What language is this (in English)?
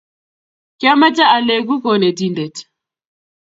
Kalenjin